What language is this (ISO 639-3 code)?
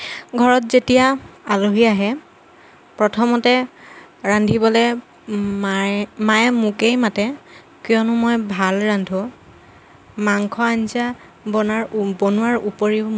asm